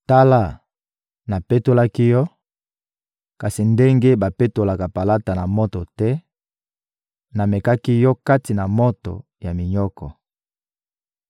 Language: Lingala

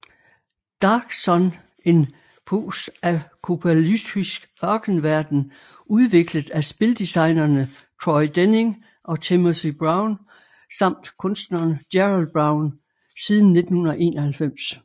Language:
Danish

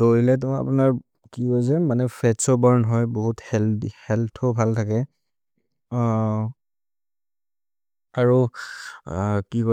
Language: Maria (India)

